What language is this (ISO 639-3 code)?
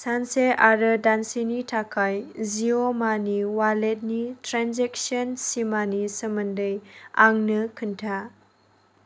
brx